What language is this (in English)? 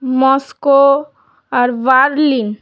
Bangla